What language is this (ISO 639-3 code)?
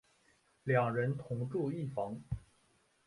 zho